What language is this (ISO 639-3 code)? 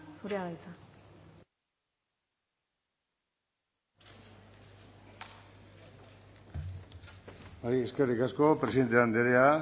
eus